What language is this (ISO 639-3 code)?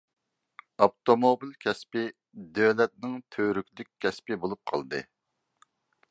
uig